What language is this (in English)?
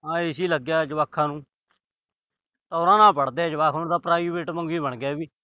Punjabi